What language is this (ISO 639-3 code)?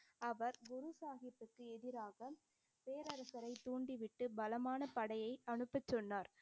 tam